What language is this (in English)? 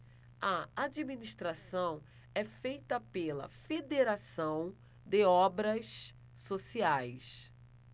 Portuguese